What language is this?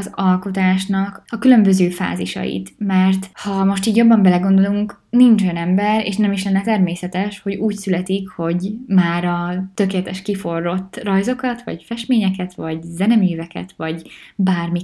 Hungarian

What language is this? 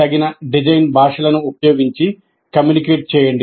Telugu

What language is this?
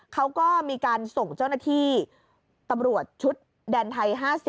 Thai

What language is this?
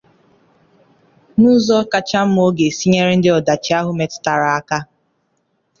Igbo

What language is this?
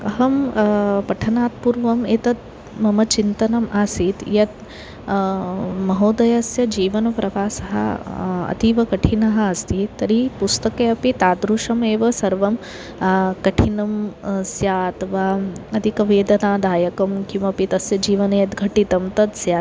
Sanskrit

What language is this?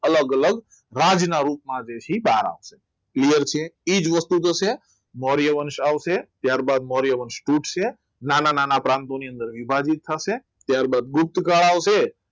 Gujarati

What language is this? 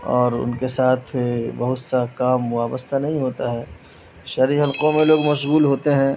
Urdu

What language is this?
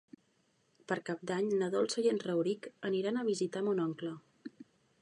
Catalan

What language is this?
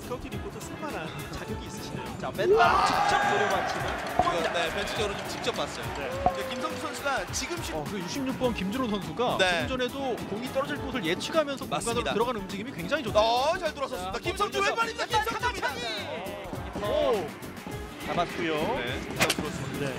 Korean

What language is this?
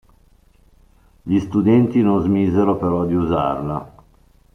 Italian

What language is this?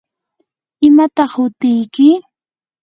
Yanahuanca Pasco Quechua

